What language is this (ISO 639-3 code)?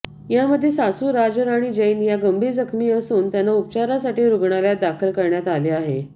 mar